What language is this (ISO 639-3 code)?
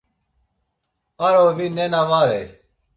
lzz